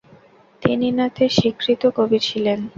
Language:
Bangla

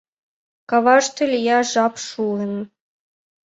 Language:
Mari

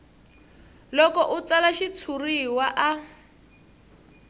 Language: Tsonga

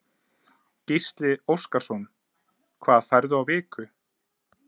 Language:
Icelandic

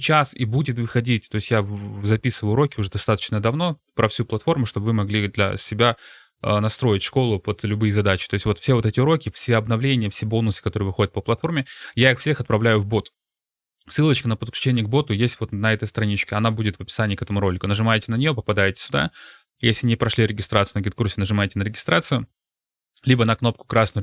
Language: Russian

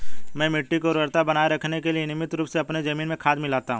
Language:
Hindi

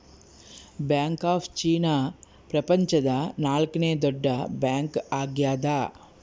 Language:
Kannada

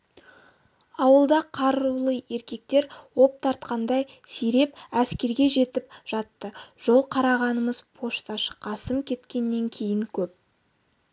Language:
Kazakh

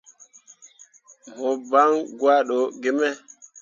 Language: Mundang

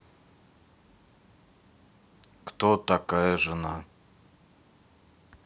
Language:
Russian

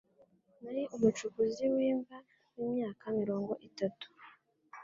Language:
Kinyarwanda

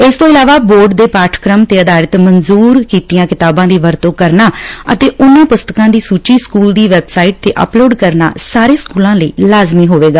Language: Punjabi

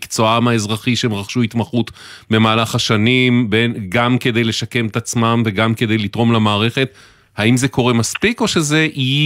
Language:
Hebrew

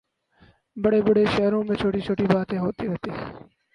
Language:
Urdu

